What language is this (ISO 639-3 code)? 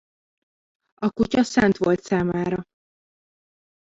hun